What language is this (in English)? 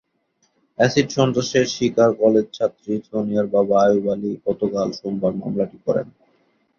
Bangla